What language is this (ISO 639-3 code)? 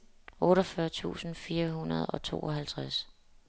dan